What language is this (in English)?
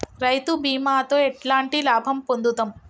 Telugu